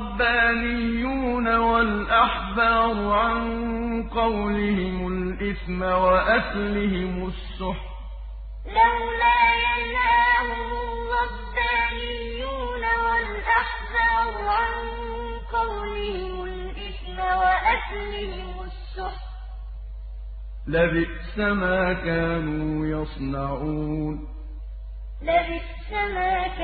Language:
Arabic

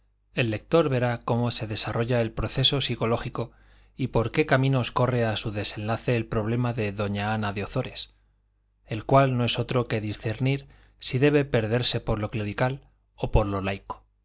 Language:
Spanish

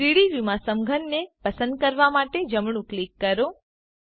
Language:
Gujarati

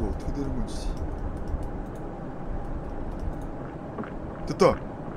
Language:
Korean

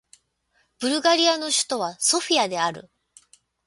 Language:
Japanese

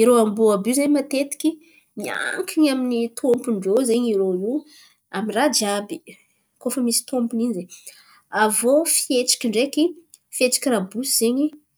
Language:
Antankarana Malagasy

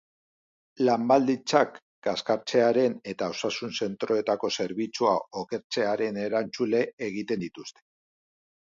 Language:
Basque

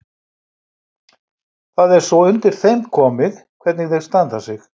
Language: Icelandic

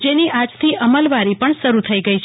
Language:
Gujarati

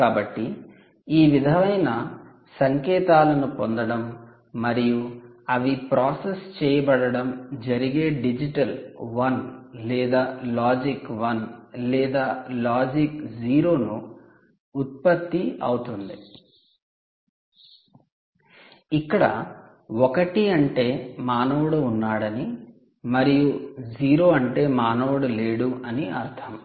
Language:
Telugu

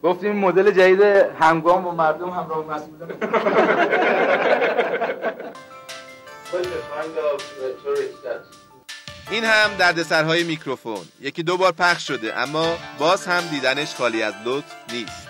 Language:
Persian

